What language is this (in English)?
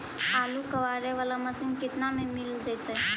Magahi